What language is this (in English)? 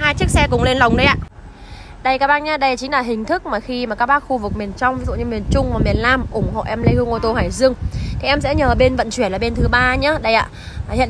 Vietnamese